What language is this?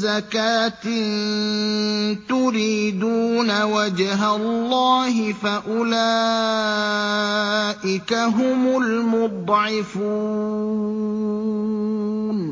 Arabic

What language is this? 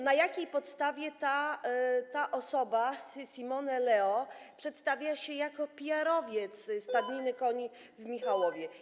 Polish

